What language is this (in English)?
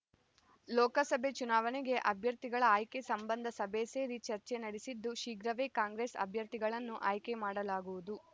Kannada